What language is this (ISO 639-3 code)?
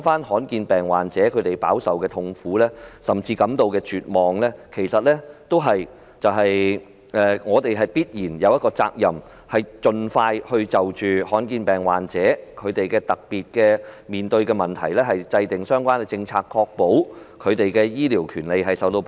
yue